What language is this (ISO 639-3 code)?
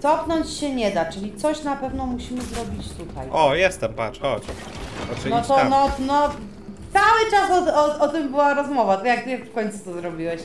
pol